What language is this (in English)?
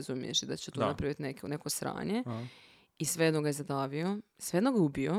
Croatian